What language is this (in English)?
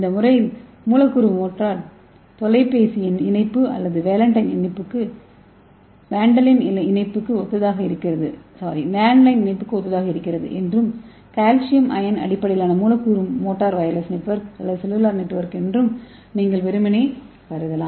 Tamil